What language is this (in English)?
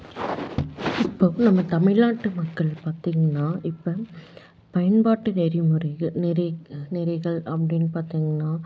Tamil